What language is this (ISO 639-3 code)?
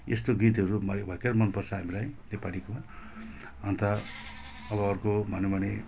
nep